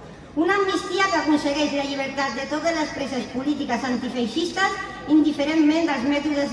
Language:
Catalan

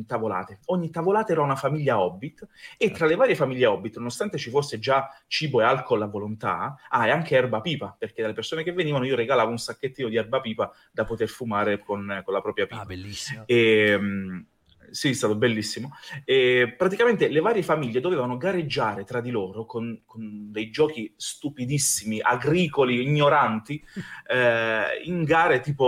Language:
Italian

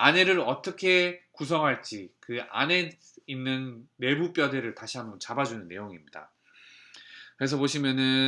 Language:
Korean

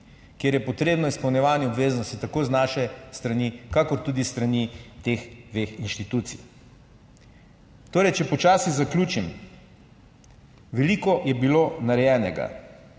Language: Slovenian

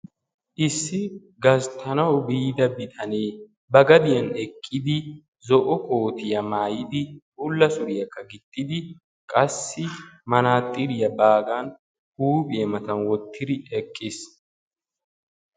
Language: Wolaytta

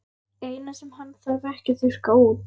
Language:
Icelandic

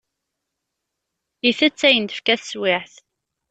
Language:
Kabyle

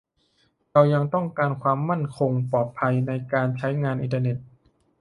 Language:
Thai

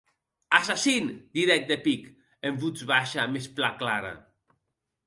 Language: Occitan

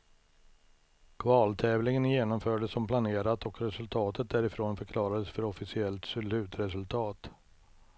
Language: Swedish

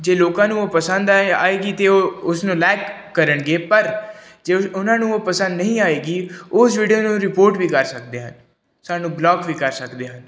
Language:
Punjabi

